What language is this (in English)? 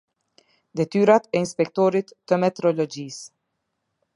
Albanian